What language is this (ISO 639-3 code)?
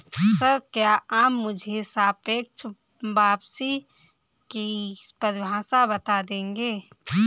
hin